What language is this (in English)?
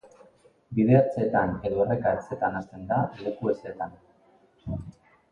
Basque